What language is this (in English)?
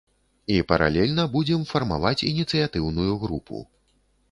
Belarusian